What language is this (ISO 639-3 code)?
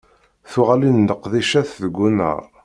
kab